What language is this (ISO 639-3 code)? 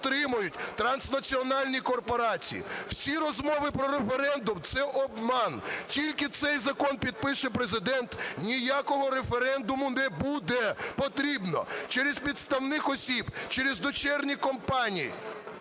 ukr